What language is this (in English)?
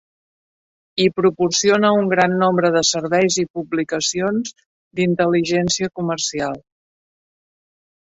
Catalan